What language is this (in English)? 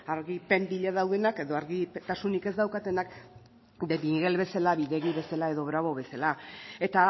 Basque